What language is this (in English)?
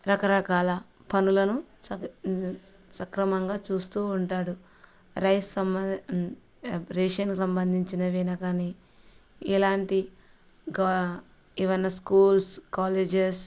Telugu